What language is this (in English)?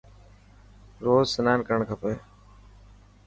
Dhatki